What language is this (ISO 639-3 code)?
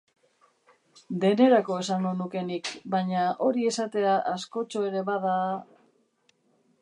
eus